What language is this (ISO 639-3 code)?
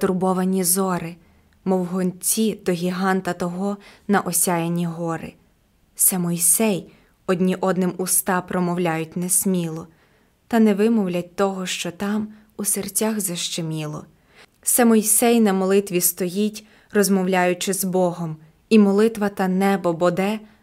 ukr